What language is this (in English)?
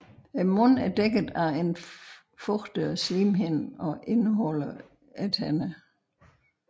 Danish